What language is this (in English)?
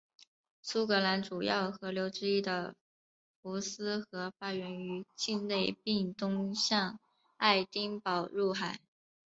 Chinese